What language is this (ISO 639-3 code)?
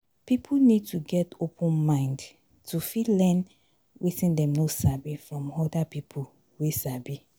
pcm